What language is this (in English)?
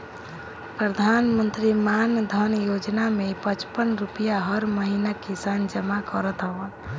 Bhojpuri